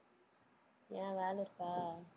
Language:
Tamil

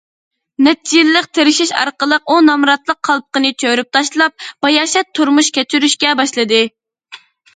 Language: Uyghur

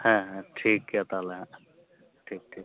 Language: Santali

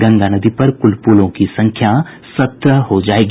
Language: Hindi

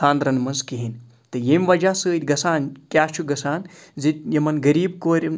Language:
Kashmiri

